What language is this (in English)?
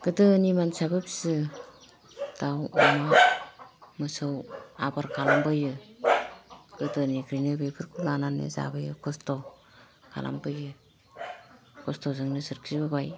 Bodo